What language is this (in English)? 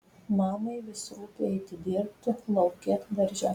Lithuanian